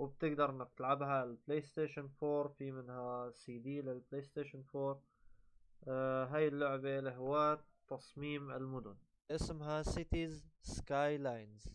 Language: Arabic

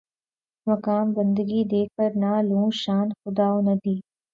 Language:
Urdu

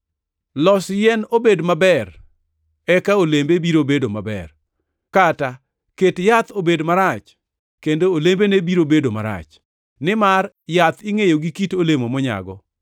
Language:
Luo (Kenya and Tanzania)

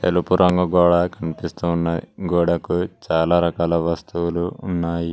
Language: Telugu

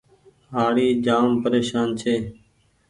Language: Goaria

